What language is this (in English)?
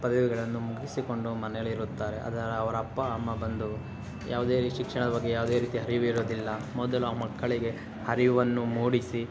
Kannada